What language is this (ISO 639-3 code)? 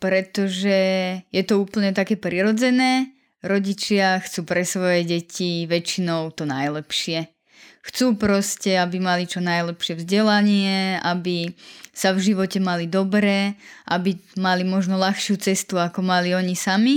slk